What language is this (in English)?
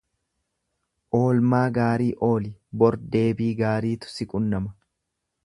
Oromo